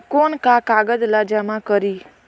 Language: Chhattisgarhi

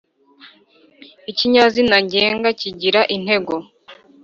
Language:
Kinyarwanda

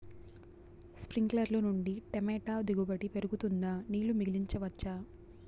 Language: Telugu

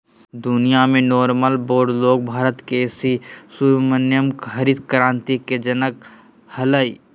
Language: Magahi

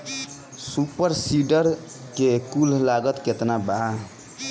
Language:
Bhojpuri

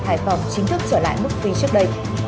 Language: Vietnamese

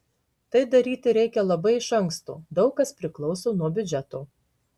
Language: Lithuanian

